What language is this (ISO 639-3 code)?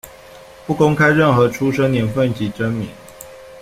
zho